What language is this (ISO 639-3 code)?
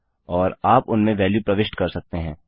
hin